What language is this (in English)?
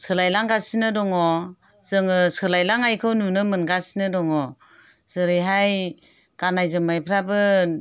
Bodo